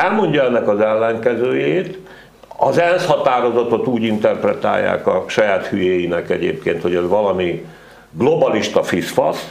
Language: Hungarian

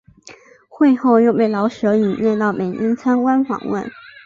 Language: Chinese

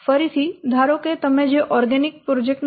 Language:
Gujarati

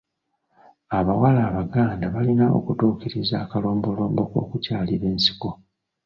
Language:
Ganda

